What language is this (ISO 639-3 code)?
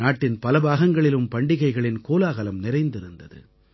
tam